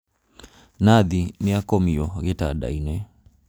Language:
Kikuyu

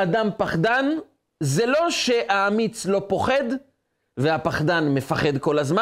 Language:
Hebrew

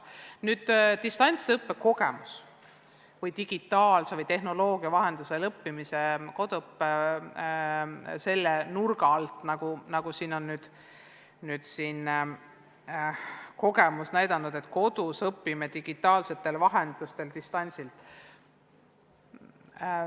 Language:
Estonian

